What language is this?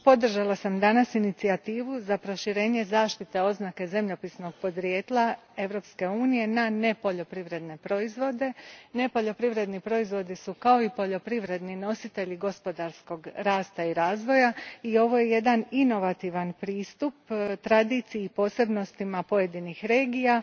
Croatian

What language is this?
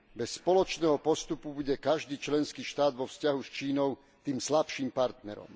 Slovak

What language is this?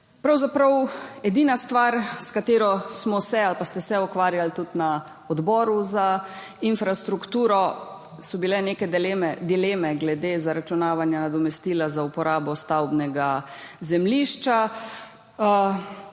Slovenian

